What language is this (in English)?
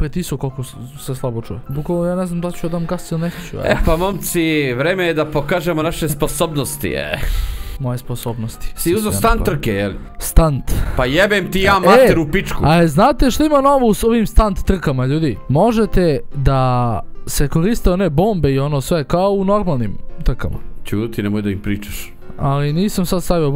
Romanian